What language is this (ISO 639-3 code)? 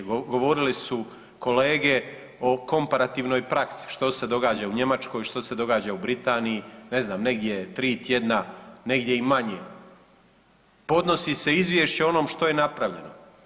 hrv